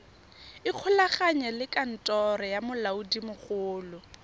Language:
Tswana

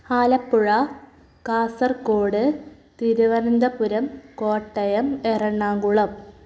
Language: Malayalam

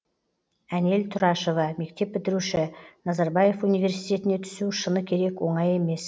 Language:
Kazakh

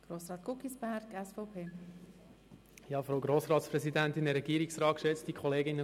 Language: Swiss German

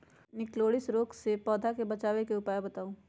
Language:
Magahi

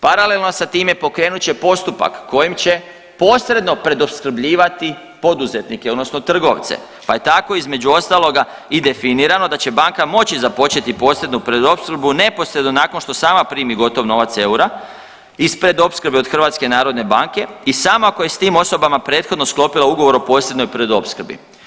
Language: Croatian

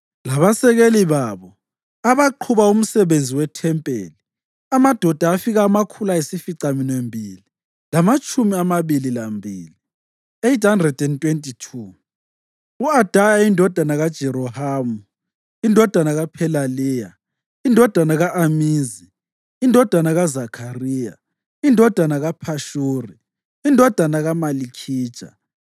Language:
North Ndebele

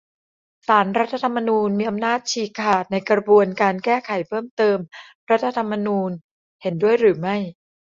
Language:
Thai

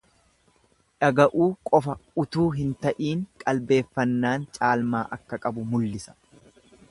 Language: Oromo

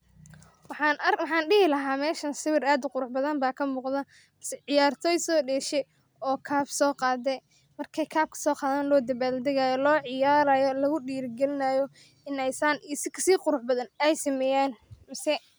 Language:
Somali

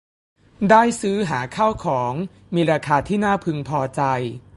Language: Thai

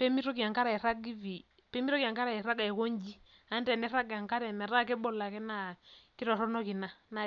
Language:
Masai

